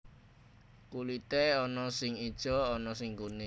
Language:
Javanese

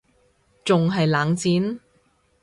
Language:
Cantonese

